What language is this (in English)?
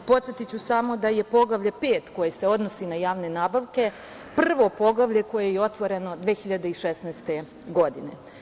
Serbian